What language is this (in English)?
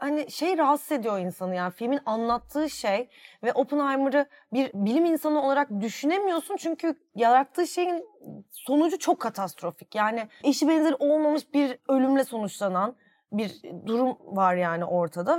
Turkish